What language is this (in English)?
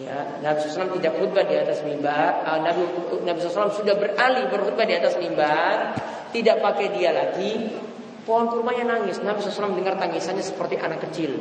Indonesian